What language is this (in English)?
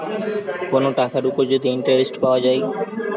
Bangla